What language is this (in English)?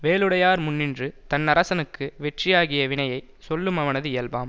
Tamil